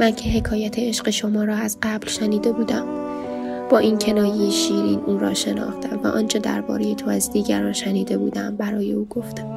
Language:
Persian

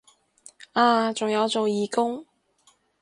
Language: Cantonese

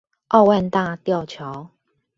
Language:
Chinese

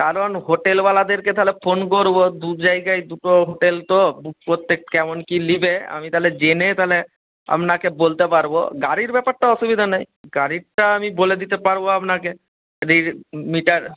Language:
Bangla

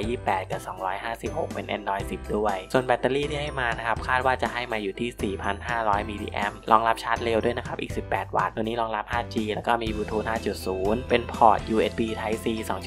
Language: Thai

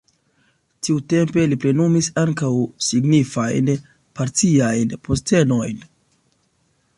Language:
Esperanto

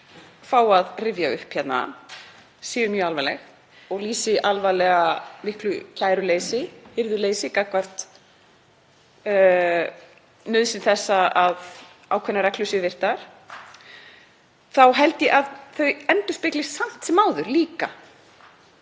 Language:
Icelandic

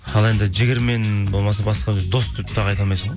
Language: Kazakh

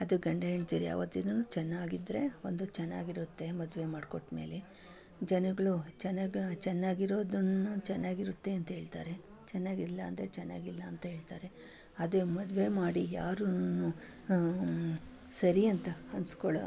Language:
Kannada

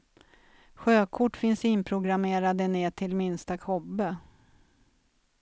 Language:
Swedish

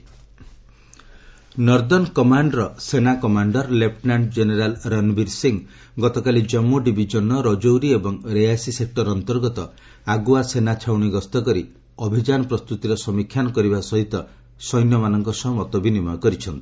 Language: Odia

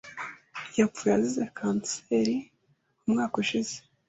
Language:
Kinyarwanda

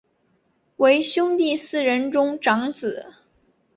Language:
Chinese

